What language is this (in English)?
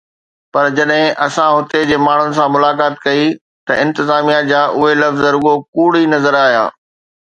Sindhi